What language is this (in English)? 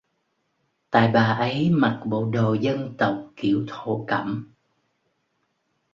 Vietnamese